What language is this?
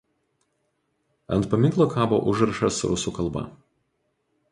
Lithuanian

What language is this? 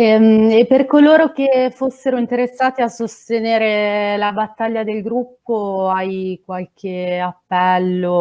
Italian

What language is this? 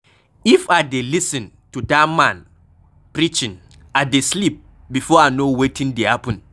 Nigerian Pidgin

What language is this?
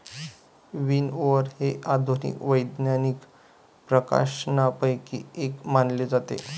Marathi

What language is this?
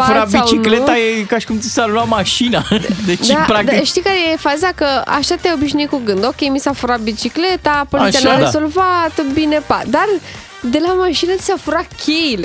Romanian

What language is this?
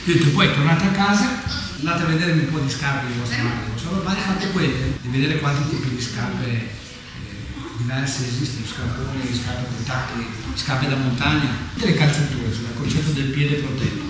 Italian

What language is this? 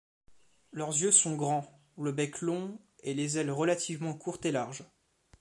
French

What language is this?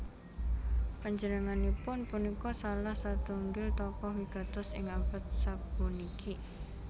Javanese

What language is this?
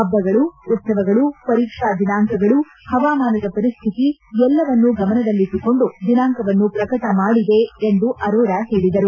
Kannada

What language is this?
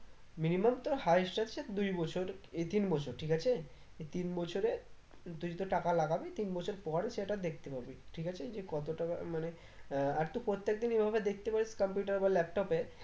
Bangla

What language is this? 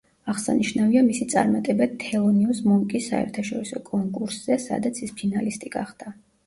Georgian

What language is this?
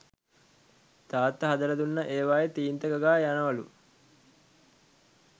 Sinhala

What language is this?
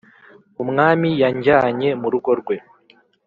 Kinyarwanda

